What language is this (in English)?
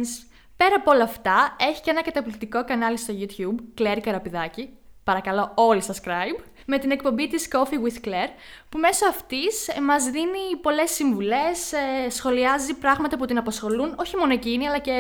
Greek